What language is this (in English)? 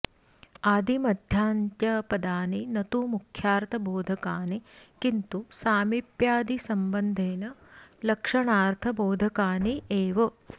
Sanskrit